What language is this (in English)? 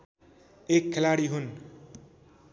Nepali